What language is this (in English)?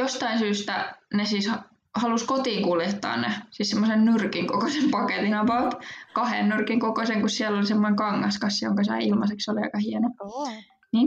Finnish